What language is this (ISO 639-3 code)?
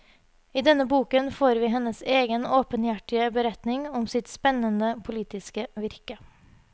nor